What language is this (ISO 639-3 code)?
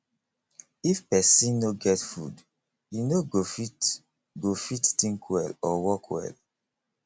pcm